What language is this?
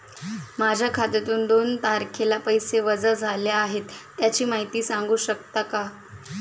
Marathi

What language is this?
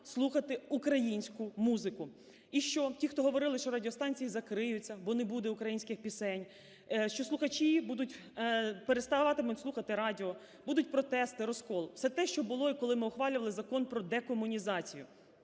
Ukrainian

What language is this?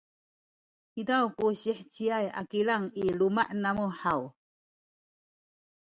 Sakizaya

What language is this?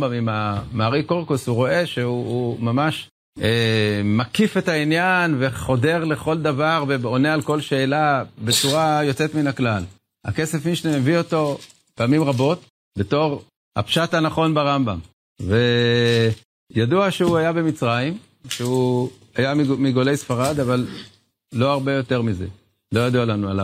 Hebrew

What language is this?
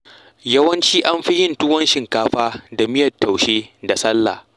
Hausa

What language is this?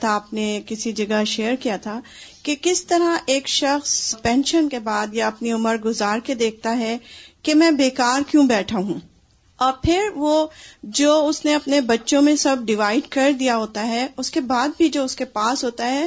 Urdu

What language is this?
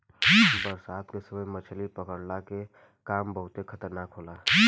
Bhojpuri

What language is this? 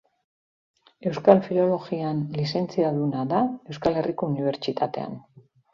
Basque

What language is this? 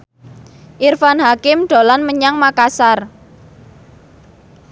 Javanese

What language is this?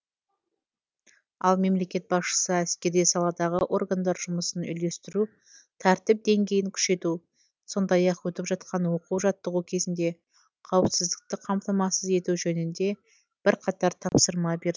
Kazakh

